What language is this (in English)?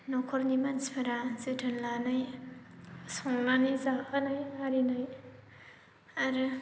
Bodo